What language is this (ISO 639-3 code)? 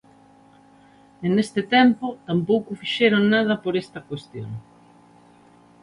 glg